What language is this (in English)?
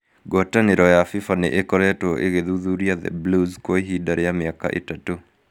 Kikuyu